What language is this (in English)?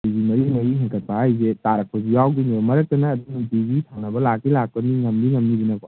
Manipuri